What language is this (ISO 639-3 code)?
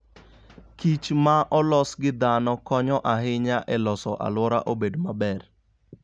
luo